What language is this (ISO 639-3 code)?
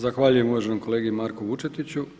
hrv